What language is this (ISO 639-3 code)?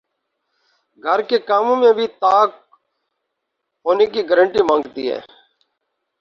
urd